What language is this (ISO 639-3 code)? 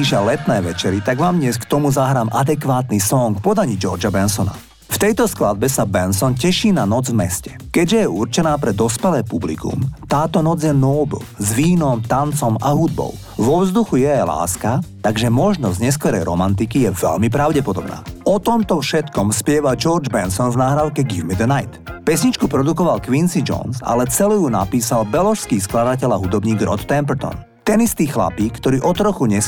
slk